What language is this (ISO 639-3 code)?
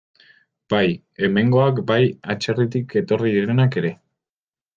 eus